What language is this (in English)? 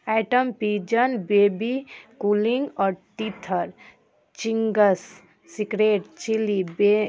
Maithili